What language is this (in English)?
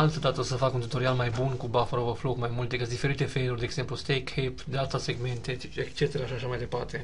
Romanian